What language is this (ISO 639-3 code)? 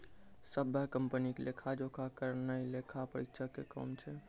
mai